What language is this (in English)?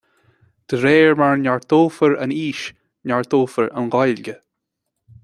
Irish